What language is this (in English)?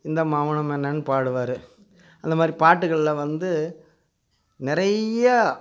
Tamil